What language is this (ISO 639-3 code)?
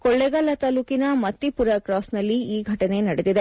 kan